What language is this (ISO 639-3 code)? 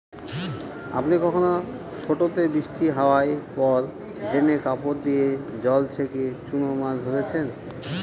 ben